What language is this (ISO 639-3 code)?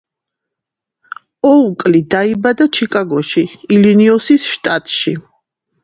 kat